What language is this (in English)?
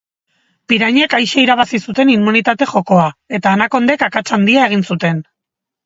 Basque